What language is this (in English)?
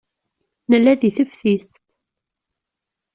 Kabyle